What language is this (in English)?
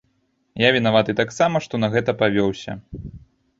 Belarusian